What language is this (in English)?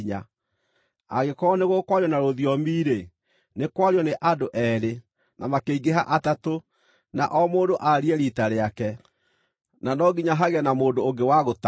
Kikuyu